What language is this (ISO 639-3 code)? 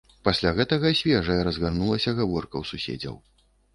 bel